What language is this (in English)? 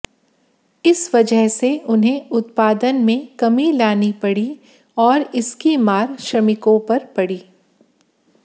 Hindi